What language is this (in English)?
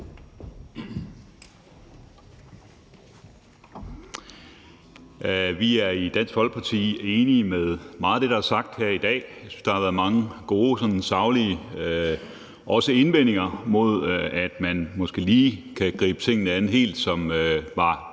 Danish